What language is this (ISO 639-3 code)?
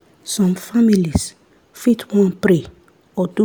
pcm